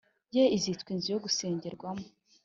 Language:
Kinyarwanda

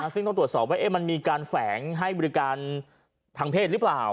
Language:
Thai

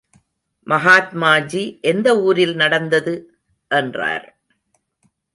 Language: Tamil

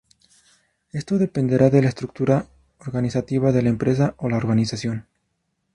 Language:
Spanish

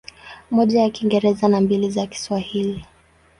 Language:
Swahili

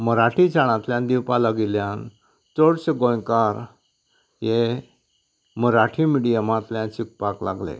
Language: Konkani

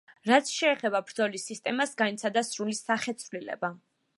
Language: Georgian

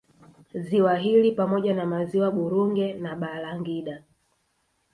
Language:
Swahili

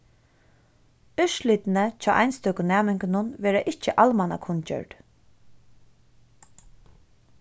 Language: Faroese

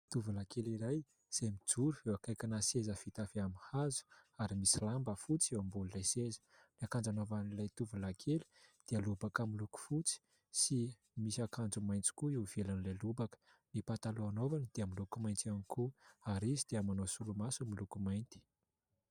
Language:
Malagasy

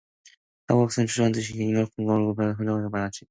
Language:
Korean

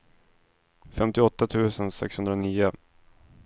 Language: Swedish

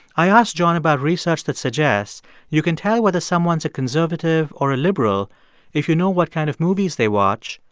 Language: English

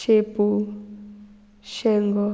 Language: Konkani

